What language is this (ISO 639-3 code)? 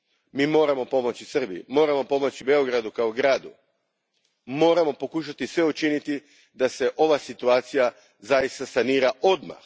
hrv